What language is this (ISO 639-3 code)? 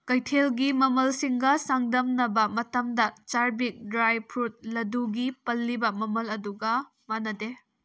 mni